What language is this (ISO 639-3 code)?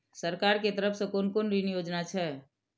mai